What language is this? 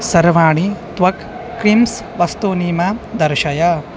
Sanskrit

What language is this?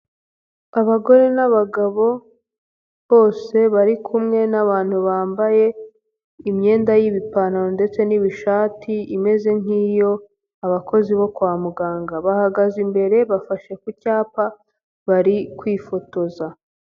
Kinyarwanda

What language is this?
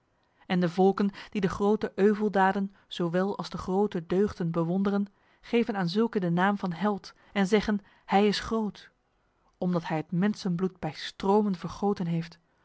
Dutch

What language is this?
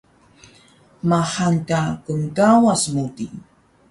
Taroko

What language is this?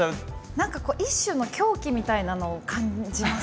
Japanese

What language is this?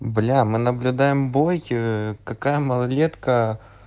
Russian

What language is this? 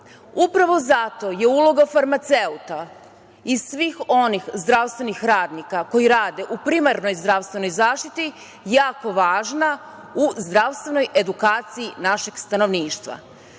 Serbian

